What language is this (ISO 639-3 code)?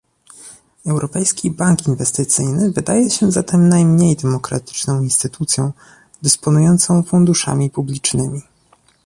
pol